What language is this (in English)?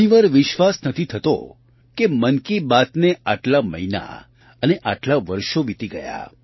Gujarati